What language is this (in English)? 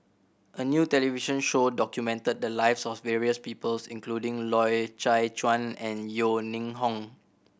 English